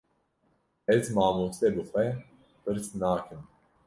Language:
Kurdish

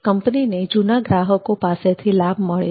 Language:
Gujarati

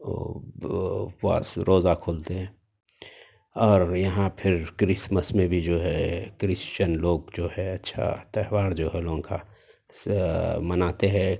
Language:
Urdu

